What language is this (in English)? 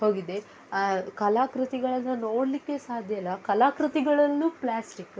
Kannada